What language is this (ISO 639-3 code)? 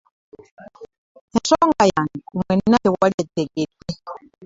lug